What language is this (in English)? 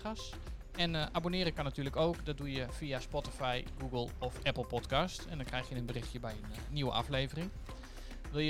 Dutch